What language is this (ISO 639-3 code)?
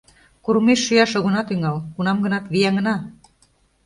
chm